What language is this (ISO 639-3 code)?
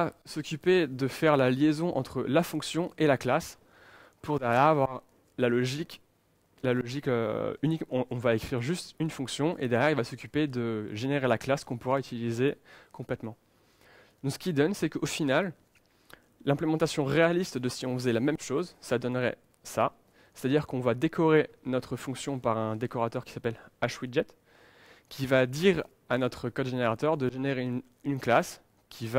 fra